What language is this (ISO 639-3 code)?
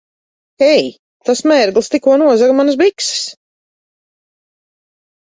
lav